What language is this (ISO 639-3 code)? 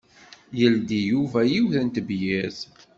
kab